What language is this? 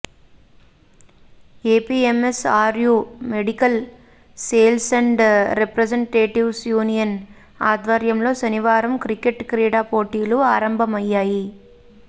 Telugu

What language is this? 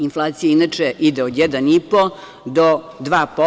Serbian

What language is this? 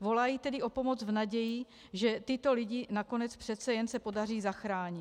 Czech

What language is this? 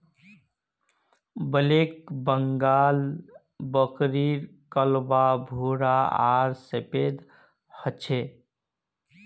Magahi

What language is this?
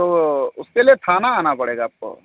Hindi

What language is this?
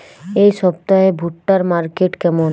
Bangla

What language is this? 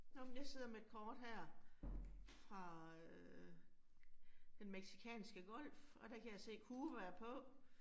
Danish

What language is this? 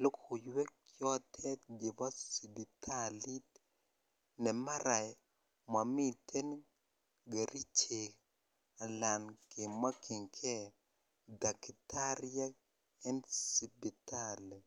Kalenjin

